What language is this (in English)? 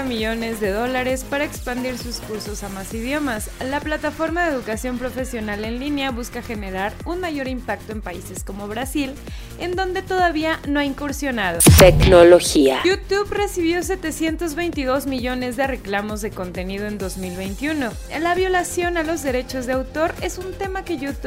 Spanish